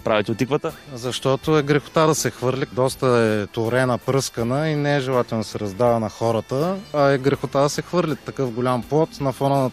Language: Bulgarian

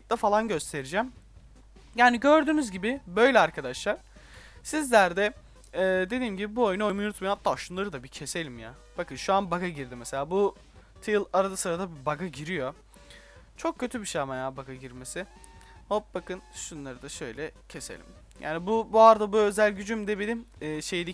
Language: Turkish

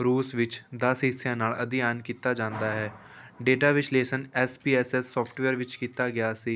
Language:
Punjabi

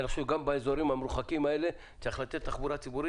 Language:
Hebrew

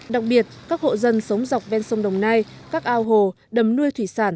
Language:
Vietnamese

